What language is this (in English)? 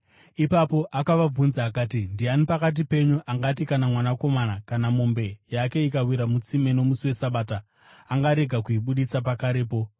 Shona